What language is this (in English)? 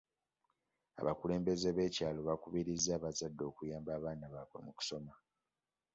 Ganda